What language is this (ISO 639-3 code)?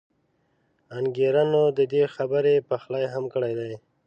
pus